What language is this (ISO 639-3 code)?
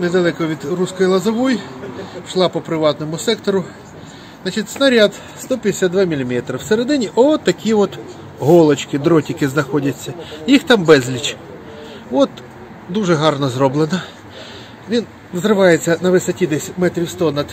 ukr